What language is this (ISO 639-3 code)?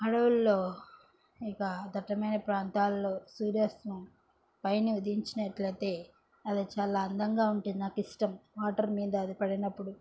tel